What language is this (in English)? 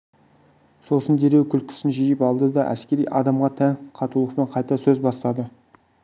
Kazakh